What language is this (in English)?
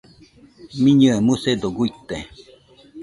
Nüpode Huitoto